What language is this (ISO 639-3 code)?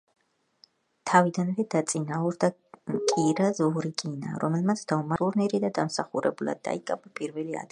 kat